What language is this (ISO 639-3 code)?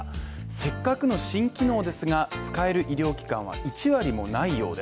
jpn